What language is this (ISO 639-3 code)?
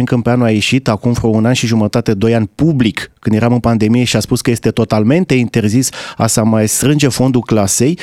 ron